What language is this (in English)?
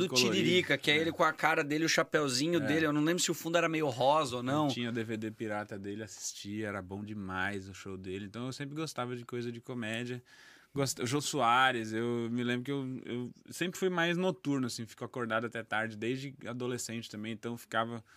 Portuguese